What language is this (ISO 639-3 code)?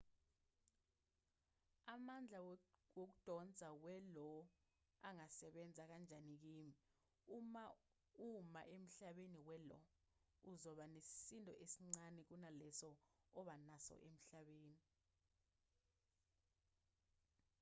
zul